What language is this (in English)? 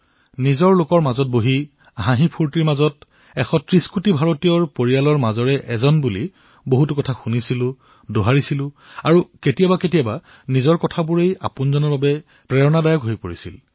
Assamese